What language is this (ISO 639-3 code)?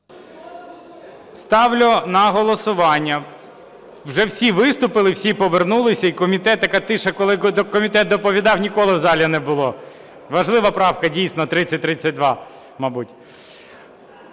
ukr